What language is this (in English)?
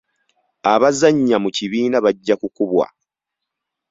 Ganda